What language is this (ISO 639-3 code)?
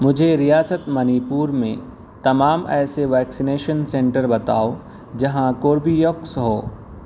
urd